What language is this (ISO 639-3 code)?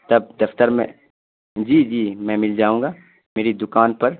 urd